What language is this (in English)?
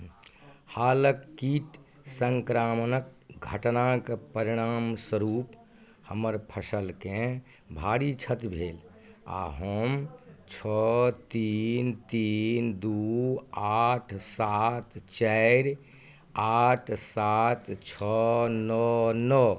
Maithili